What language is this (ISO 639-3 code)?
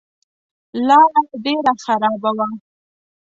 pus